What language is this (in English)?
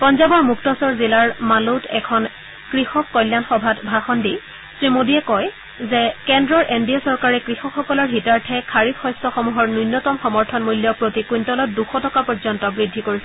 Assamese